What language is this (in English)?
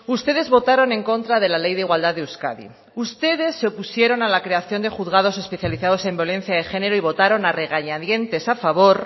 Spanish